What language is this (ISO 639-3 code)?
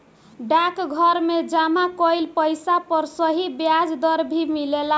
bho